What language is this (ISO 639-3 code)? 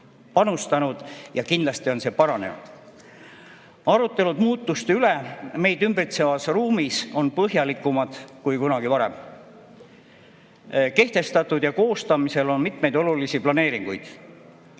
est